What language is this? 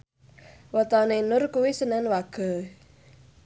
Javanese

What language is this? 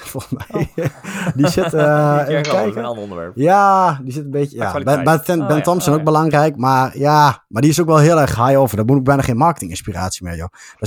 Dutch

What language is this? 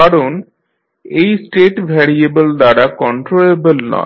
Bangla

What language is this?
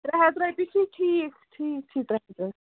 Kashmiri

